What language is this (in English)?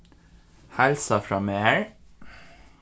Faroese